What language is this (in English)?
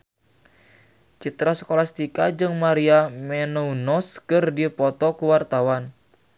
Sundanese